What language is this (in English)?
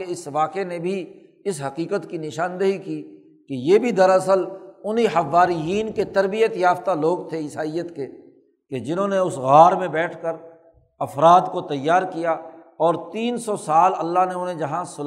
Urdu